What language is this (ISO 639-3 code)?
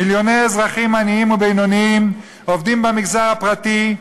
heb